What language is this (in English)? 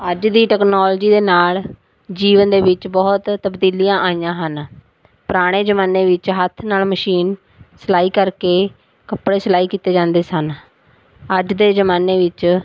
Punjabi